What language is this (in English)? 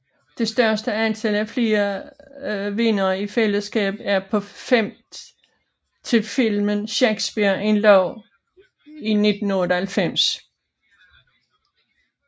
Danish